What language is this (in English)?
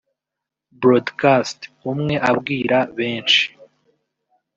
Kinyarwanda